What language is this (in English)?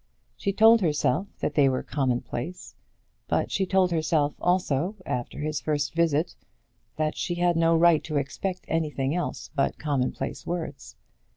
English